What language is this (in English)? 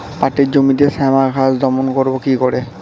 Bangla